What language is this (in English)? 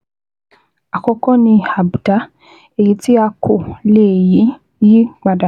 Yoruba